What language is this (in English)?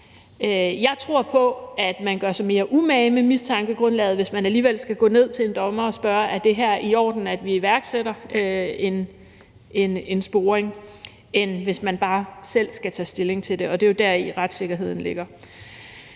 Danish